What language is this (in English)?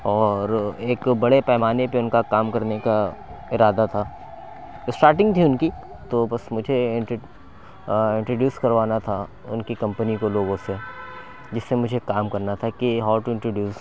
Urdu